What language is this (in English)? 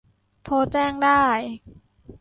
Thai